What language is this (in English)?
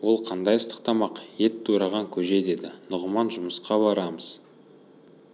Kazakh